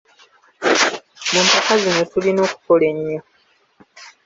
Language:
Ganda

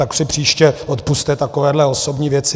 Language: Czech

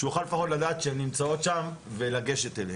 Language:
Hebrew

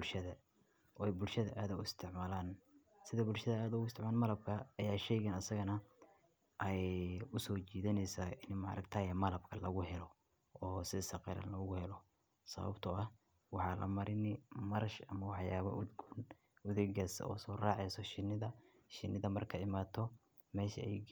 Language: Somali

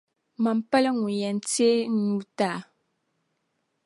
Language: Dagbani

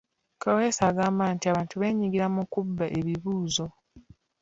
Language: Ganda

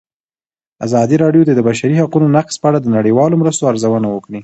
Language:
Pashto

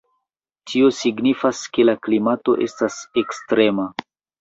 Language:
Esperanto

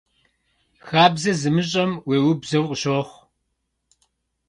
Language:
Kabardian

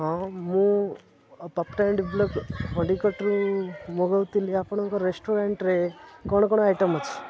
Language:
Odia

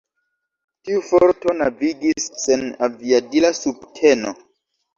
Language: Esperanto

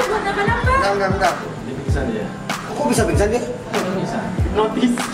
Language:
Indonesian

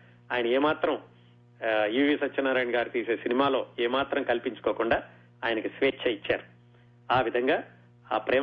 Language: Telugu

